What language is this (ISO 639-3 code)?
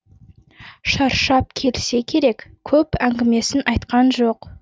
kaz